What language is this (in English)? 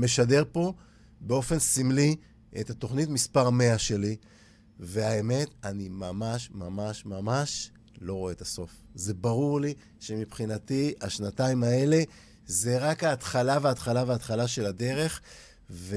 Hebrew